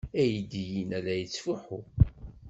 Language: Kabyle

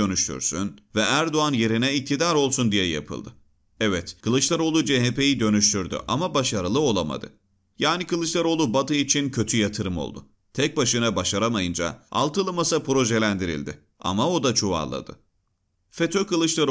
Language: Turkish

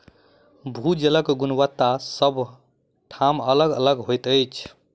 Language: Maithili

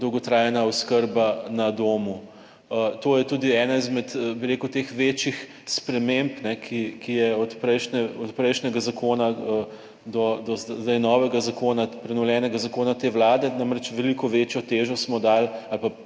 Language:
Slovenian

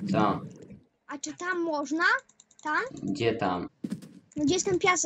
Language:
Polish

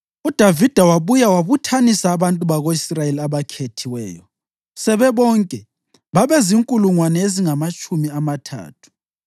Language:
North Ndebele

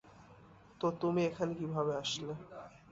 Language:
Bangla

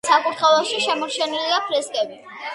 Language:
Georgian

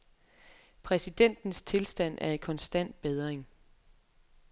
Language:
Danish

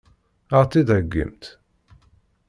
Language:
Kabyle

